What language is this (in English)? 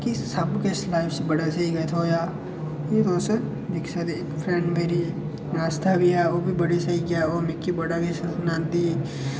Dogri